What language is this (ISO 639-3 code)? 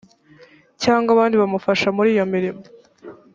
kin